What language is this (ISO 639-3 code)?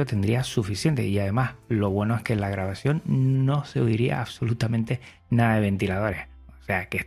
spa